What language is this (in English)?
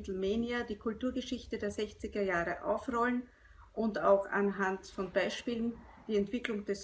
German